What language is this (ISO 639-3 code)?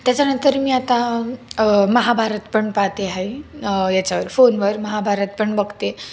mar